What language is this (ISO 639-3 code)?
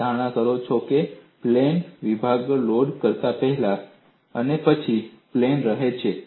guj